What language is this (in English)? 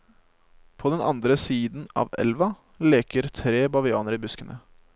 Norwegian